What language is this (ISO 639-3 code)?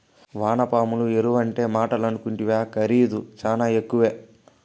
tel